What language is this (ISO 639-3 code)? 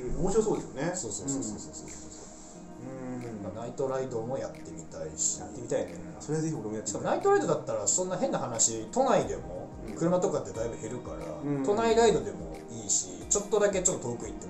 jpn